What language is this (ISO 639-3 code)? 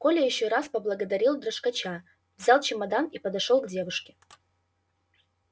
rus